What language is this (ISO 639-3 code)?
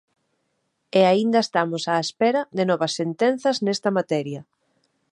glg